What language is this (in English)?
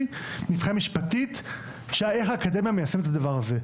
Hebrew